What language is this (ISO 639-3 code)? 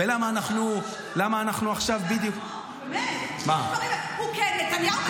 heb